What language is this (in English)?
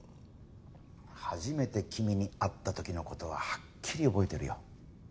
Japanese